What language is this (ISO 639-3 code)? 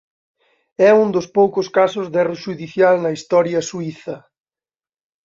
glg